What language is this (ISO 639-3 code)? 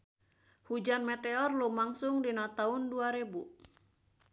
sun